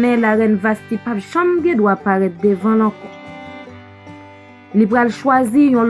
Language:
French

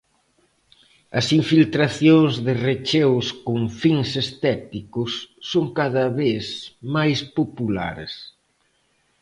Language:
Galician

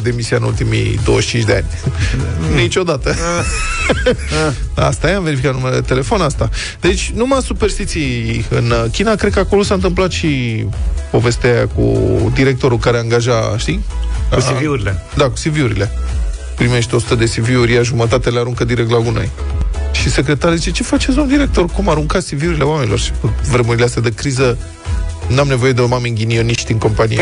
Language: Romanian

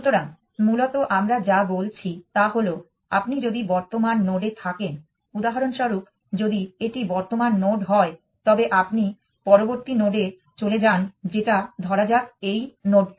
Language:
Bangla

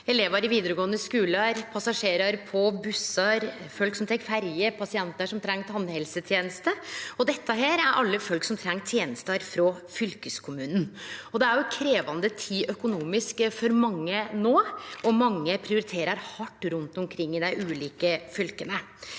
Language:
Norwegian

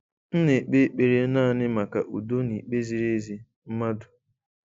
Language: Igbo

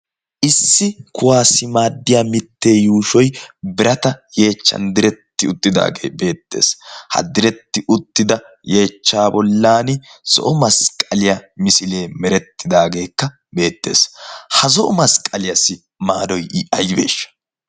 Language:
Wolaytta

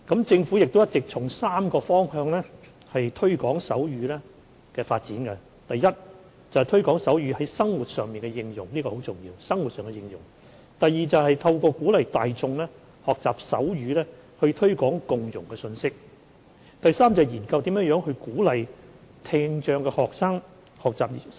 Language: Cantonese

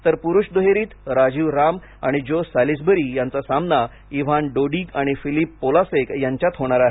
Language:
Marathi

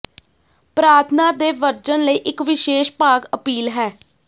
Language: Punjabi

